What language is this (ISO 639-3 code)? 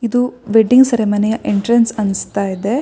kan